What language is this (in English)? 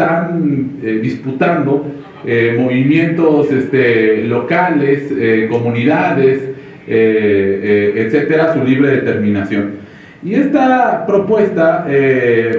Spanish